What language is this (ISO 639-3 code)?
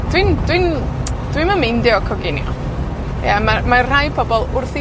cym